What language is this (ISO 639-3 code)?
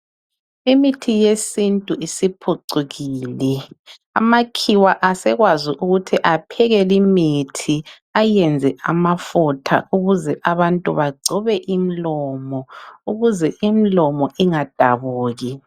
nde